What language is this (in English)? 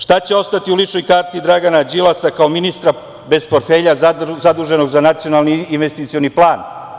Serbian